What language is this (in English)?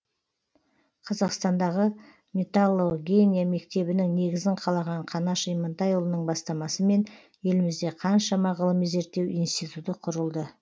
Kazakh